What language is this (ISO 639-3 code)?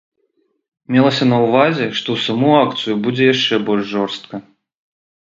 bel